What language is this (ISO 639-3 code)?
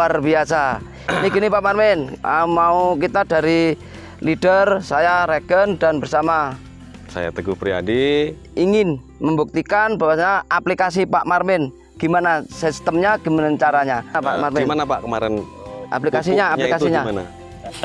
ind